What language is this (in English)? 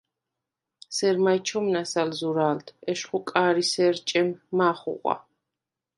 Svan